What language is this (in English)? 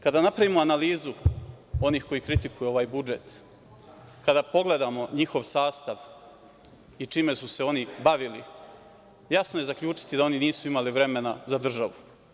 Serbian